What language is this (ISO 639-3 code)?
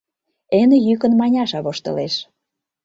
chm